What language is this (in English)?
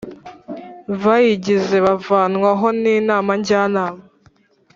Kinyarwanda